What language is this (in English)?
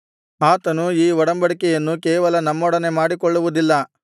Kannada